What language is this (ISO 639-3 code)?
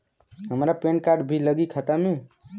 bho